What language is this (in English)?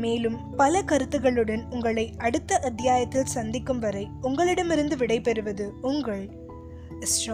Tamil